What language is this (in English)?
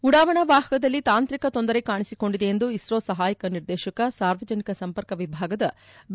Kannada